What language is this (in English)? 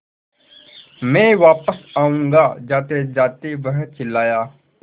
Hindi